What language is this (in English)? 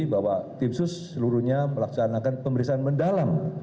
Indonesian